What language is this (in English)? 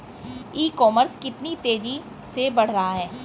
Hindi